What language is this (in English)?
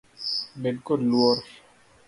Luo (Kenya and Tanzania)